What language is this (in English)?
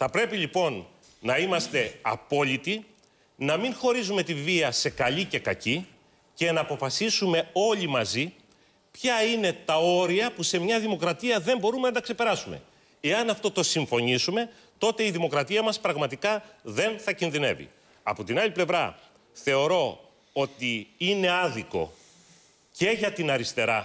Greek